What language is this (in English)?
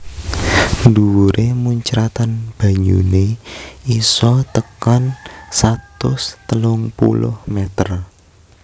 Javanese